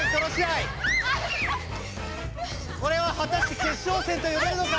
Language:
Japanese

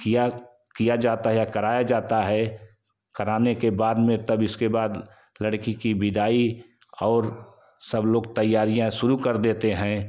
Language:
Hindi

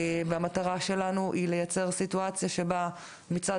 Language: Hebrew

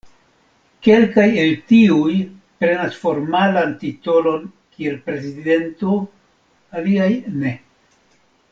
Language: Esperanto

